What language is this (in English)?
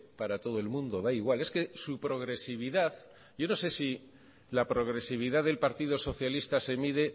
Spanish